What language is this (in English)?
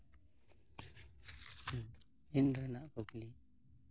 Santali